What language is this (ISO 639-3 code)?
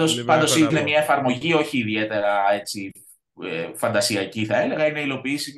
ell